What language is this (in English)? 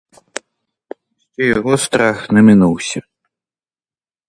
Ukrainian